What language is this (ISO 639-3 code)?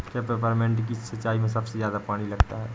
hin